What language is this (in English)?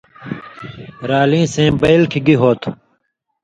Indus Kohistani